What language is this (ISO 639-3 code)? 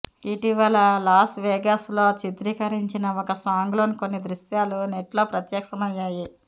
tel